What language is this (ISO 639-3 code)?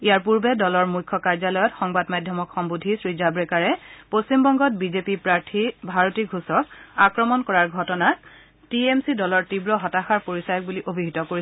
asm